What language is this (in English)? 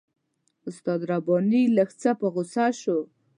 Pashto